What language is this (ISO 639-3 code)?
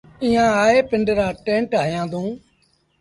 sbn